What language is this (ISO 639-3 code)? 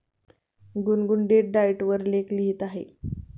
mar